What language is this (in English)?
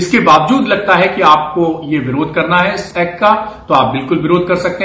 Hindi